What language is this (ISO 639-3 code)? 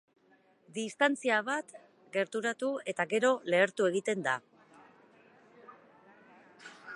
eus